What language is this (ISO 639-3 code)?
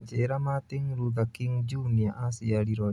kik